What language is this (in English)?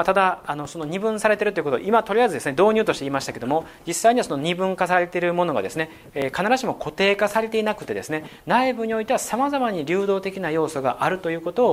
Japanese